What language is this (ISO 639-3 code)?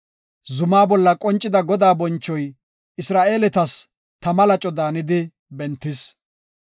gof